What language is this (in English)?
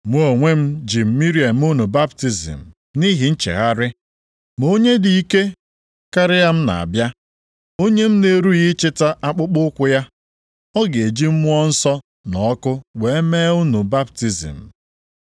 Igbo